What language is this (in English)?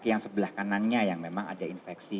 Indonesian